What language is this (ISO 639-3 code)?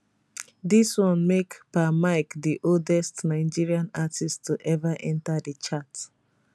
pcm